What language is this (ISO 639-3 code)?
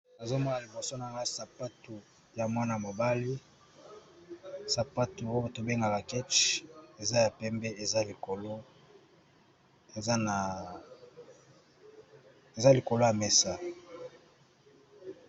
lin